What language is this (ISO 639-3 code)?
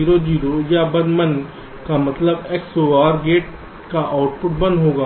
hin